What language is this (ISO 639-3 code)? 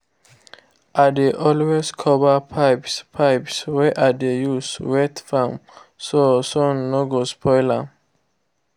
pcm